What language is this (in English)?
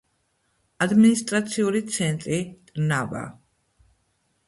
Georgian